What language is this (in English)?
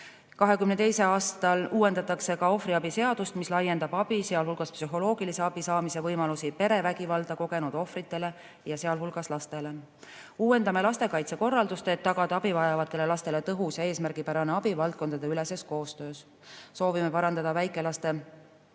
Estonian